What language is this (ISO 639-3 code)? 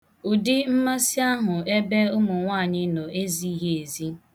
ibo